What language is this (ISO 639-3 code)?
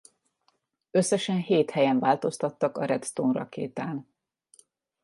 hun